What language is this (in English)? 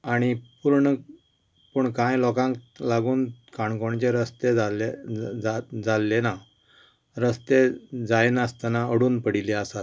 Konkani